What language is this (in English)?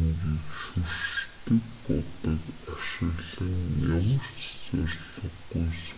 Mongolian